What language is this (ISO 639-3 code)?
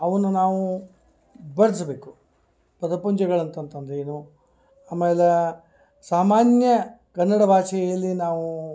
kan